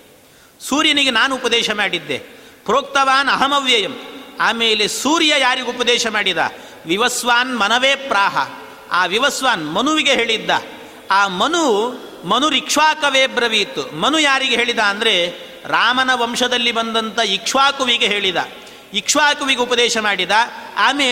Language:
Kannada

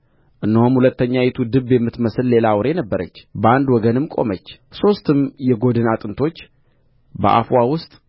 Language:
Amharic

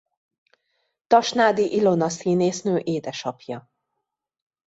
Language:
Hungarian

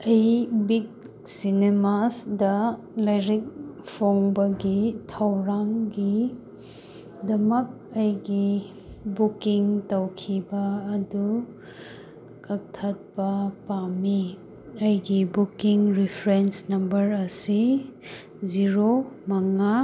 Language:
Manipuri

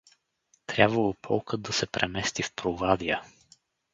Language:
Bulgarian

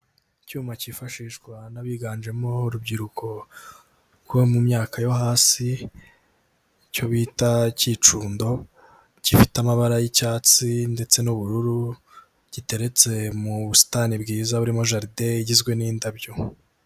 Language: Kinyarwanda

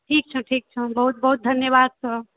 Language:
Maithili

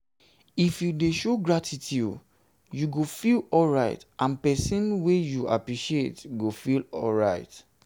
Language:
Nigerian Pidgin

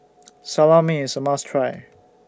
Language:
English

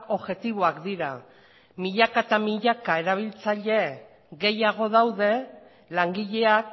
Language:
Basque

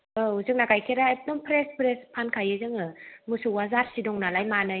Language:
Bodo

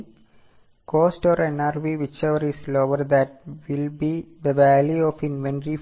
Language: Malayalam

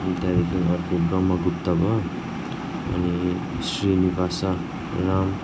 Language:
Nepali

